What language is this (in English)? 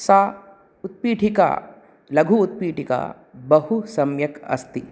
Sanskrit